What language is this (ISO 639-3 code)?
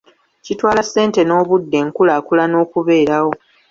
lug